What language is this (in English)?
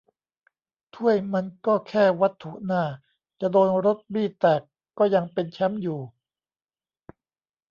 Thai